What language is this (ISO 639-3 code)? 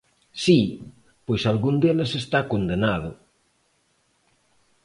glg